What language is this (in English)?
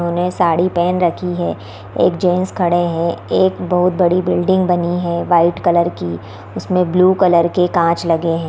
Hindi